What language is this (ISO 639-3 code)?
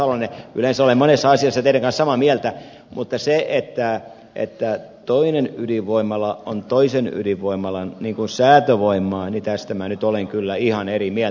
fin